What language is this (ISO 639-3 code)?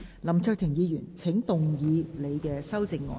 yue